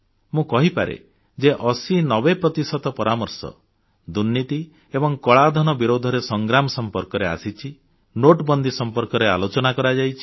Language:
Odia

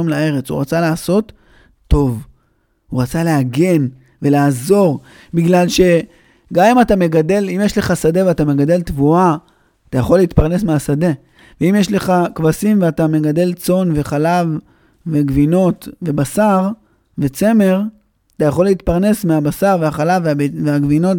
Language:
Hebrew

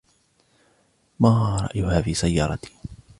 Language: Arabic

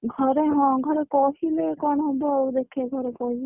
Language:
Odia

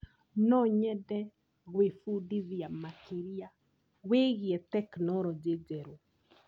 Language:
Kikuyu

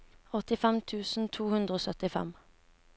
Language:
Norwegian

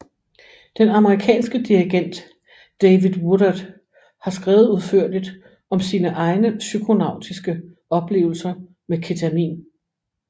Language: Danish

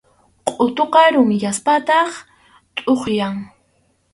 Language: Arequipa-La Unión Quechua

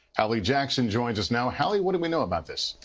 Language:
English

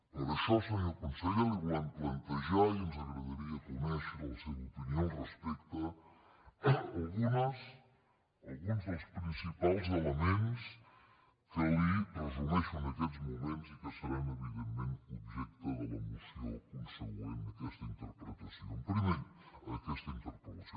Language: Catalan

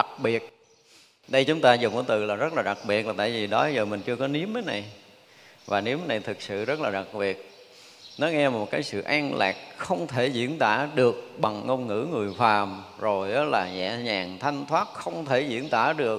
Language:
Vietnamese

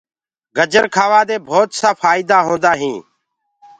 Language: Gurgula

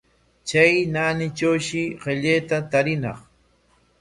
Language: Corongo Ancash Quechua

